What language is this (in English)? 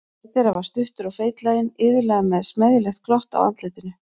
Icelandic